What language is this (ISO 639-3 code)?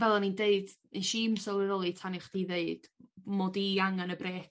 cym